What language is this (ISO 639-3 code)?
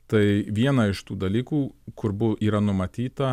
lit